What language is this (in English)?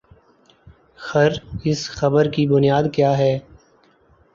Urdu